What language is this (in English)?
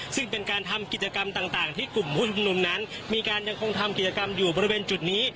Thai